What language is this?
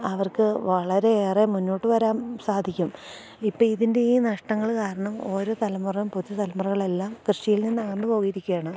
Malayalam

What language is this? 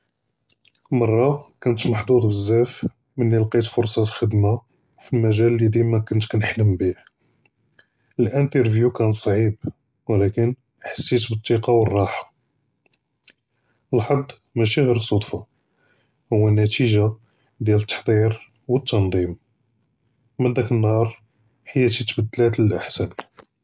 Judeo-Arabic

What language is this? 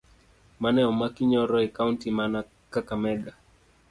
Luo (Kenya and Tanzania)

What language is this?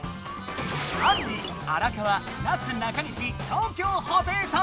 Japanese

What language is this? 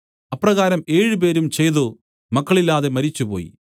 Malayalam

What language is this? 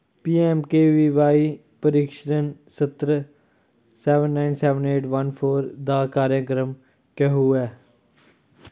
Dogri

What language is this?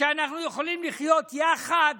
Hebrew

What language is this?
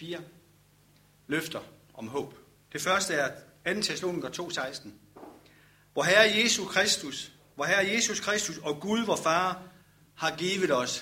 Danish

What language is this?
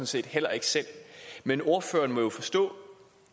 Danish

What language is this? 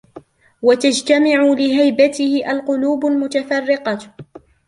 Arabic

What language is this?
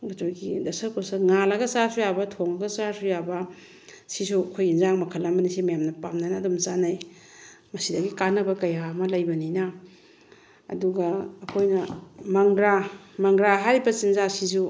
Manipuri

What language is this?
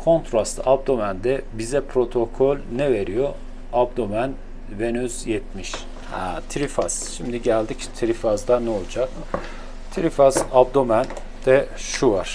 Turkish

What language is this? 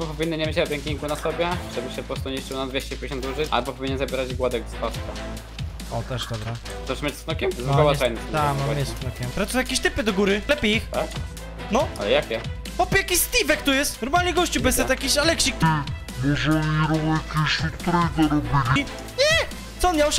Polish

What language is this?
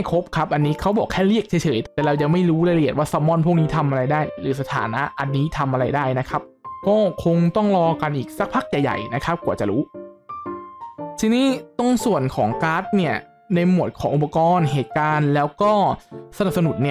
Thai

